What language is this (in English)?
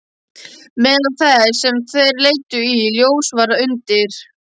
Icelandic